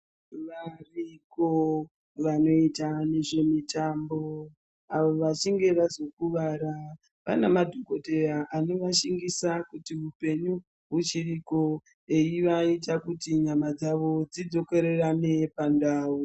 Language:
Ndau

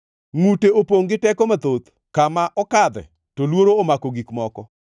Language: Luo (Kenya and Tanzania)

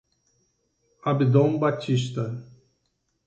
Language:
Portuguese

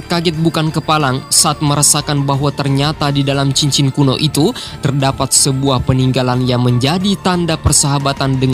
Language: Indonesian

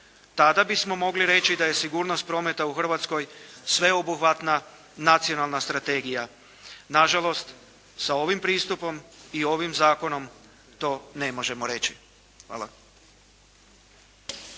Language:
Croatian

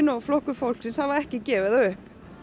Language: Icelandic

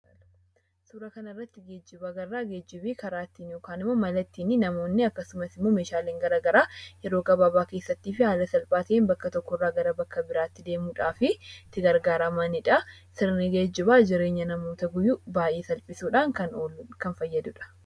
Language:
Oromo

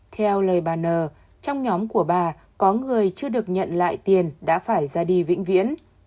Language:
Vietnamese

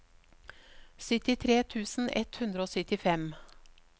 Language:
Norwegian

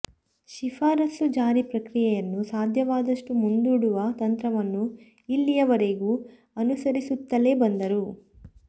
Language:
Kannada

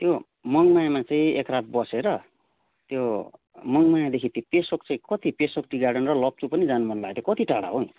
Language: Nepali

